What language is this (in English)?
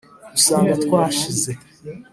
Kinyarwanda